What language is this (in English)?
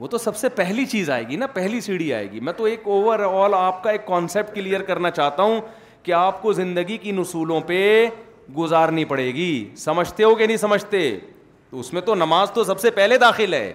Urdu